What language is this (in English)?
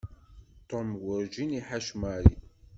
Kabyle